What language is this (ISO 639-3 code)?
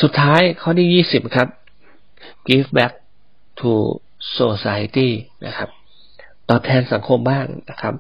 tha